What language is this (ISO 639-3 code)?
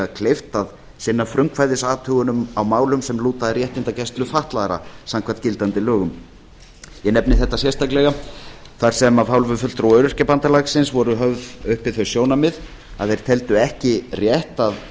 isl